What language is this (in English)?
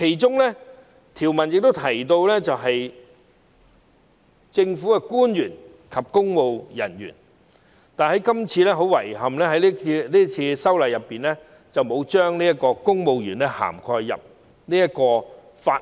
Cantonese